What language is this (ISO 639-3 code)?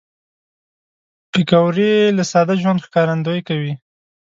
pus